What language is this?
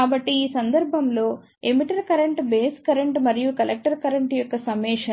Telugu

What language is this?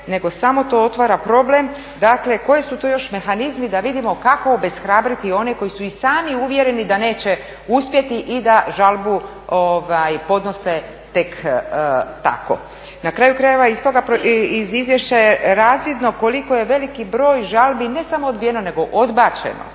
Croatian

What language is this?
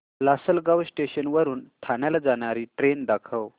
Marathi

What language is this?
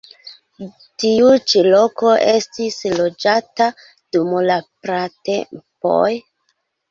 Esperanto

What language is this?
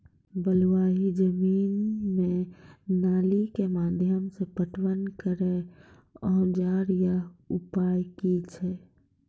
Maithili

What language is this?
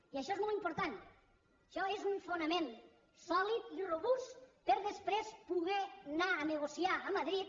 Catalan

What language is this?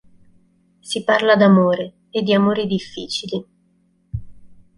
Italian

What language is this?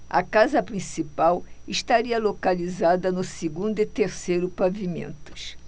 Portuguese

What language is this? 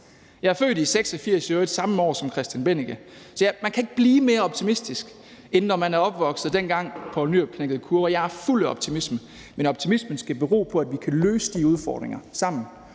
Danish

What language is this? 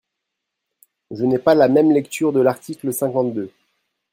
French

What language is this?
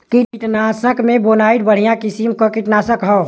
Bhojpuri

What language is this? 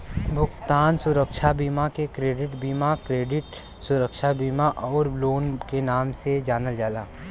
Bhojpuri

